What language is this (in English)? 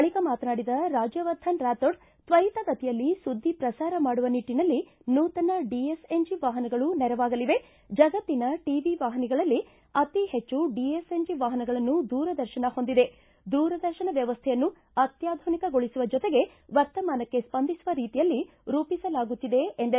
Kannada